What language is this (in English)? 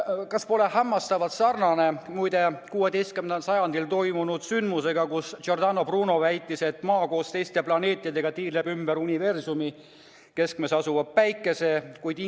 Estonian